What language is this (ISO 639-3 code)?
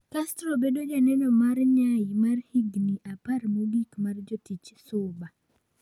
luo